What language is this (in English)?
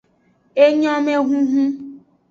Aja (Benin)